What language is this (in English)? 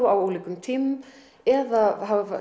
Icelandic